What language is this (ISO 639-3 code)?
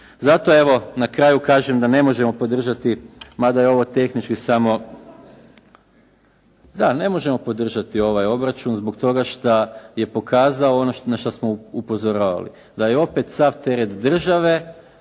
hrv